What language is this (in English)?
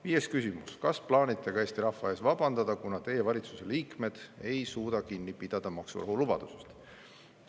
Estonian